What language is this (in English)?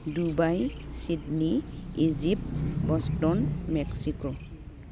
Bodo